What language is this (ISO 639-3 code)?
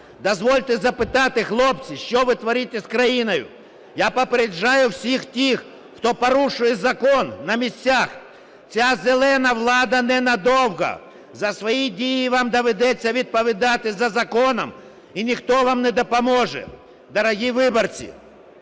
ukr